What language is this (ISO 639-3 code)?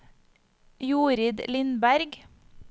nor